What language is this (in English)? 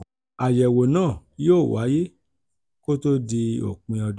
Yoruba